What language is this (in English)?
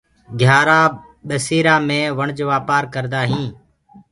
Gurgula